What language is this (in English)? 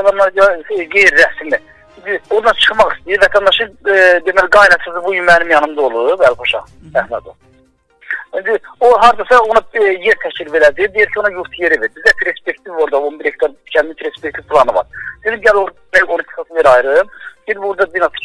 Turkish